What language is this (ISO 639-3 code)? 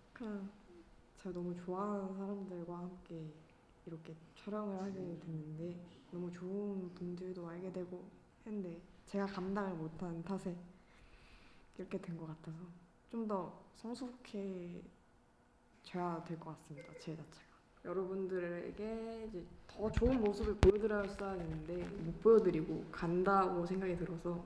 kor